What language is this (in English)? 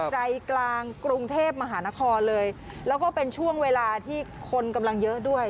Thai